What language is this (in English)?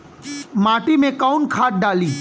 Bhojpuri